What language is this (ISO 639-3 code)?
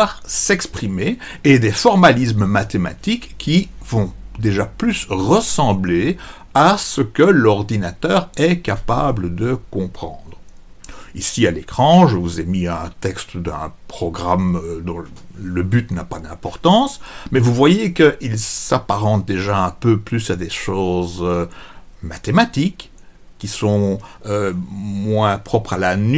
fra